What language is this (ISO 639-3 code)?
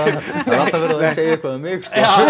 isl